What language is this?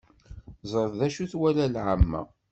Kabyle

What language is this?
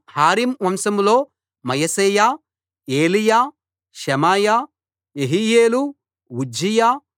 Telugu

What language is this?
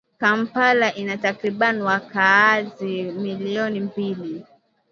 Swahili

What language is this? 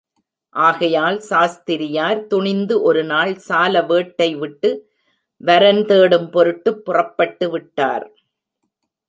Tamil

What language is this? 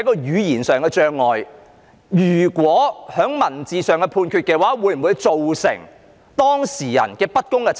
Cantonese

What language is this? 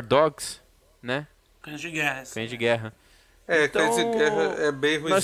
Portuguese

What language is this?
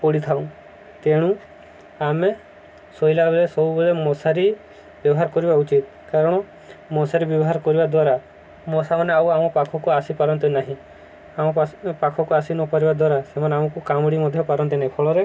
Odia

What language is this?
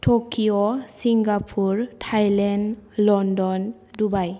Bodo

